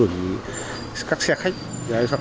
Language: Vietnamese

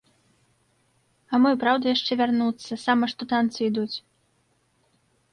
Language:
Belarusian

